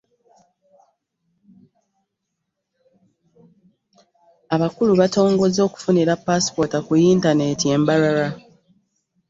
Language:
Ganda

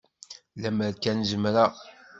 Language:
Kabyle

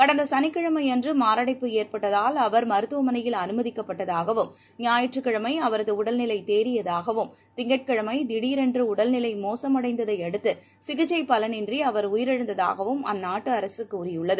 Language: Tamil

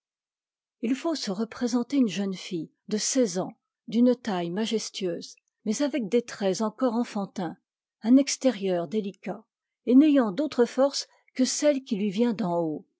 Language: French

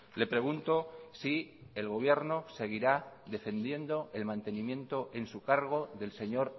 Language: Spanish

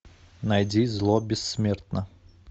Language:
Russian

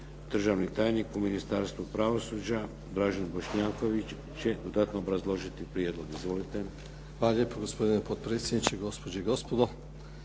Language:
Croatian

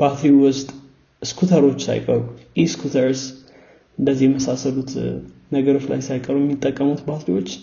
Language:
Amharic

